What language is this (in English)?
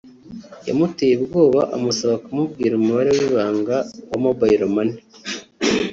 Kinyarwanda